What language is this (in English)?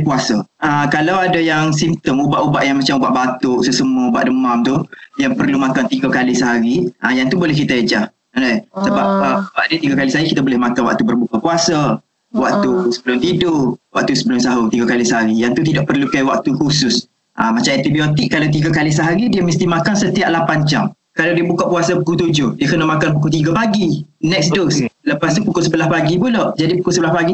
Malay